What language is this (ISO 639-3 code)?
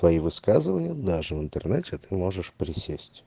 rus